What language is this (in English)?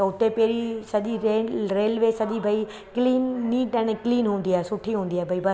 Sindhi